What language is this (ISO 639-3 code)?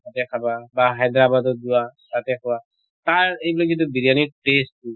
asm